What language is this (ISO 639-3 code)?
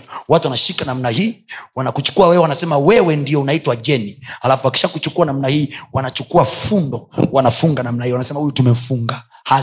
swa